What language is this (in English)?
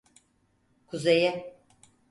Turkish